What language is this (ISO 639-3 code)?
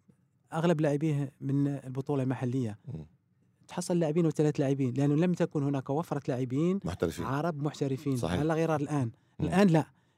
ara